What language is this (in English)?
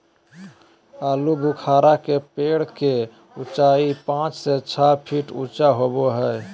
Magahi